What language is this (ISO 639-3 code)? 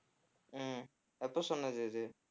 tam